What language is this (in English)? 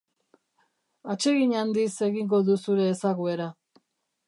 Basque